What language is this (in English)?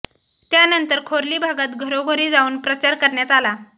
Marathi